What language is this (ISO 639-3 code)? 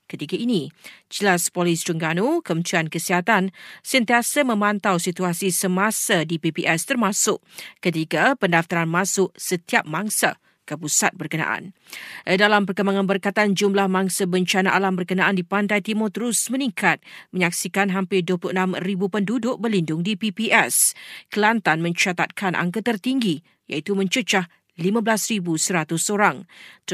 msa